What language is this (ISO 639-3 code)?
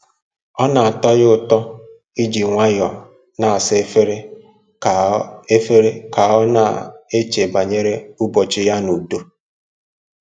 ibo